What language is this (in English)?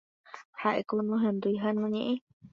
Guarani